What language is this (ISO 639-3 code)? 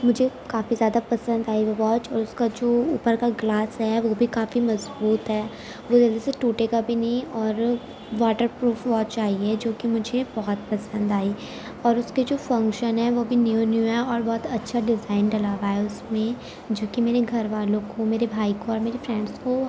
urd